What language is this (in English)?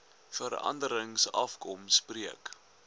Afrikaans